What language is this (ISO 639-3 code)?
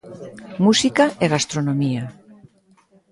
glg